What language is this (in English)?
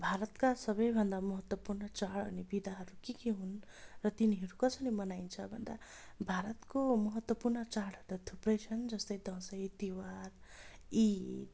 Nepali